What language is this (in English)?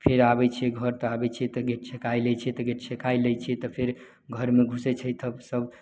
Maithili